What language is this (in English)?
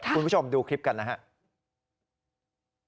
Thai